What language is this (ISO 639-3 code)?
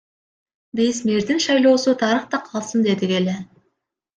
kir